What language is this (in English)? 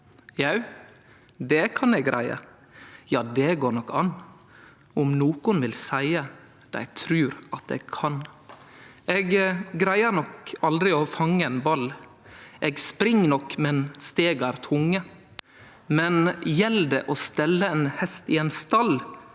Norwegian